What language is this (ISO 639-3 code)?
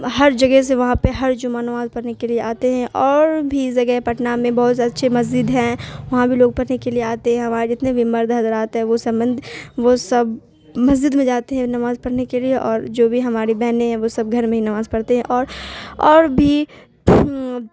urd